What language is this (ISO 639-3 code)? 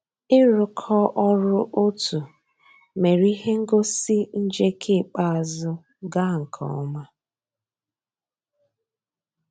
ibo